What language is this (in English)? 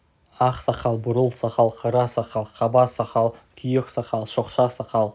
Kazakh